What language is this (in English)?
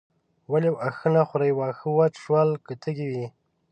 Pashto